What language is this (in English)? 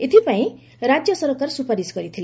Odia